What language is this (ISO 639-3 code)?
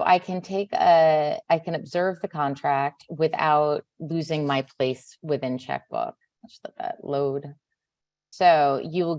eng